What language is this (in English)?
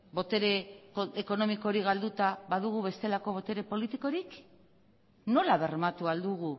Basque